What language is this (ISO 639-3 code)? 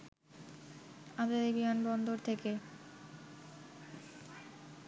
ben